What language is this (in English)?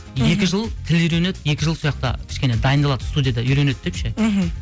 Kazakh